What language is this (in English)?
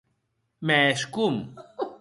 Occitan